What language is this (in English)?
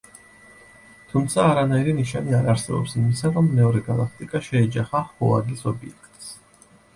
Georgian